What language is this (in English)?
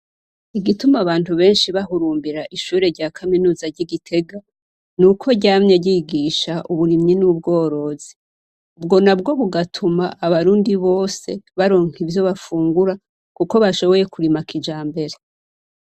Rundi